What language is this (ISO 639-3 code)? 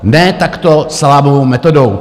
ces